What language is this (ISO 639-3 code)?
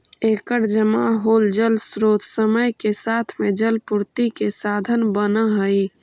mag